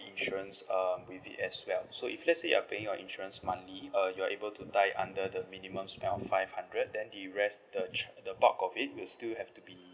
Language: English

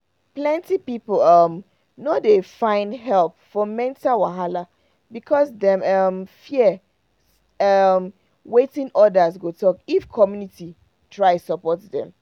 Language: Nigerian Pidgin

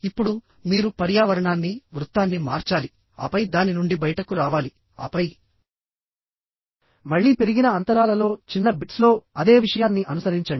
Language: Telugu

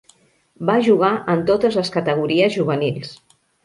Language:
Catalan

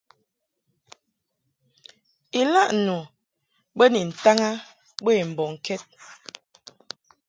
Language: Mungaka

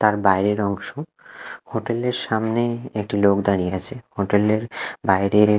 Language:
Bangla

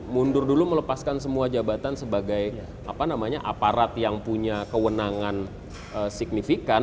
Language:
Indonesian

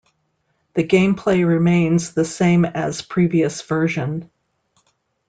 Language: English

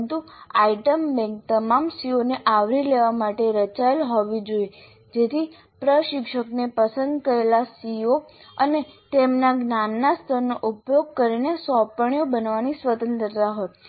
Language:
Gujarati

